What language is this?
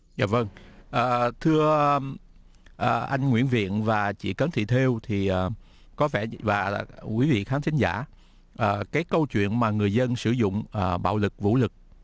Vietnamese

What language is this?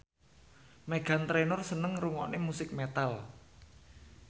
Javanese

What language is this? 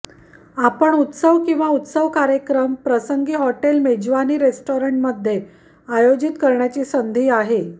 Marathi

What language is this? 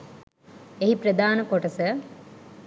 Sinhala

